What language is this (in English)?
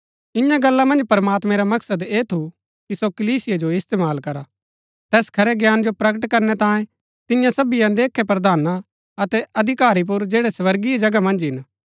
Gaddi